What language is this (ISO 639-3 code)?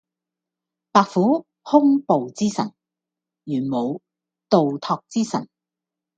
yue